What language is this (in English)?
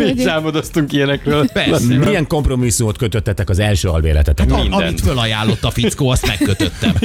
Hungarian